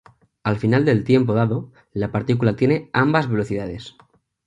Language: Spanish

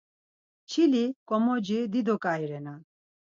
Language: Laz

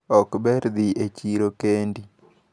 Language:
Luo (Kenya and Tanzania)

